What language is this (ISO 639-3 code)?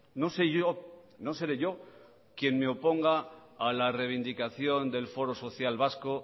spa